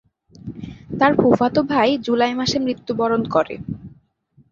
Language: Bangla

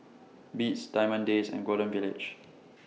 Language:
English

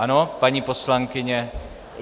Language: Czech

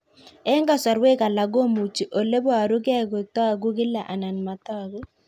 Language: Kalenjin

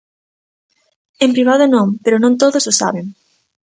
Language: Galician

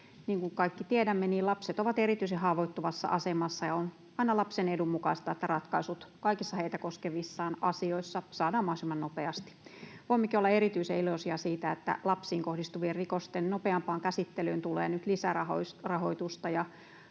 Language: Finnish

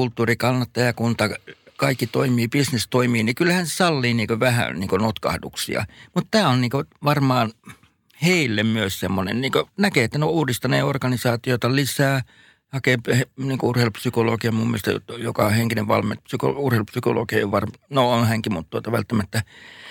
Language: Finnish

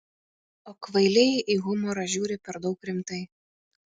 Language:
Lithuanian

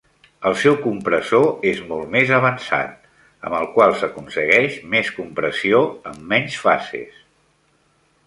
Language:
Catalan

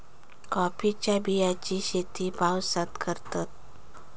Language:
Marathi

